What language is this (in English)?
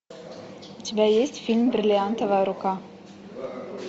Russian